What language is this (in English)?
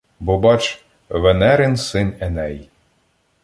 Ukrainian